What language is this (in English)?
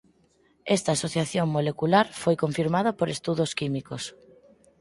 Galician